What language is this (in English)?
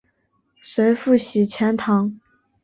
Chinese